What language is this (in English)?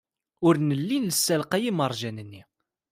Kabyle